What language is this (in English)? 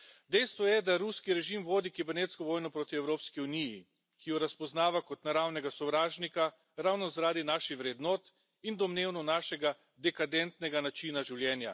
Slovenian